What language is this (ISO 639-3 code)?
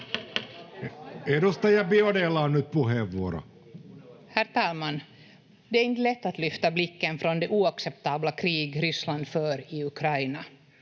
fin